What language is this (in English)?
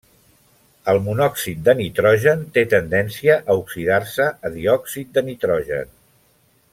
Catalan